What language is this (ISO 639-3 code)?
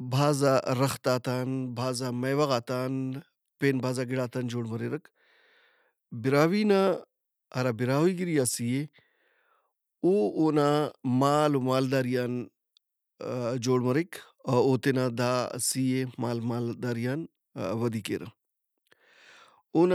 brh